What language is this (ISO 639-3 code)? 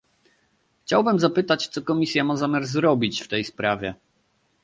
pol